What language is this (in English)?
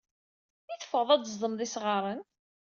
Kabyle